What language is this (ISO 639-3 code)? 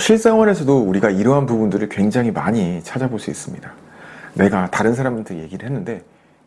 kor